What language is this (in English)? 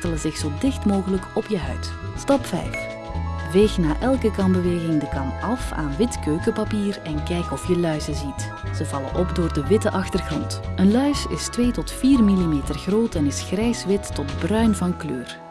Dutch